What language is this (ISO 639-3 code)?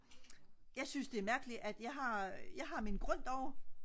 dan